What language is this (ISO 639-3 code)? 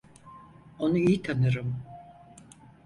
tur